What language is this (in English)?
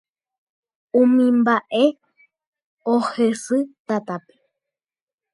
Guarani